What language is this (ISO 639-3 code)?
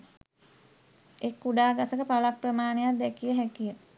sin